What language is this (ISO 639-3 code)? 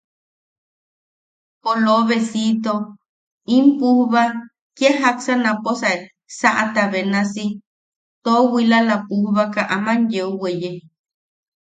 yaq